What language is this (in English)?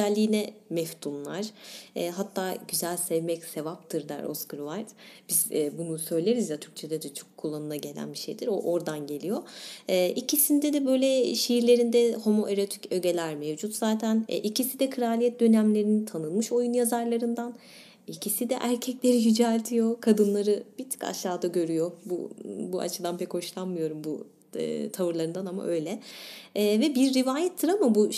Turkish